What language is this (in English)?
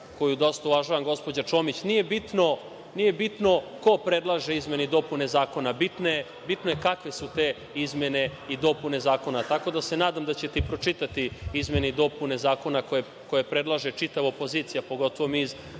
Serbian